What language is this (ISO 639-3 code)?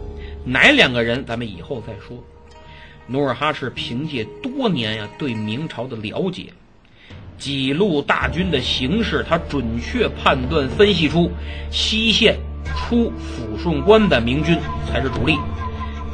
zho